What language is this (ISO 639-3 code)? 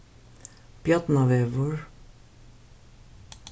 fao